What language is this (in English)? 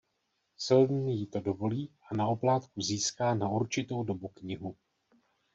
Czech